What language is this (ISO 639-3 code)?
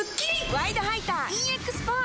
jpn